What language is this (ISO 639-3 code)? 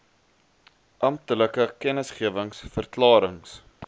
afr